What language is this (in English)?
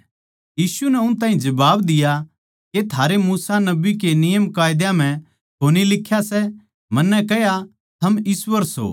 Haryanvi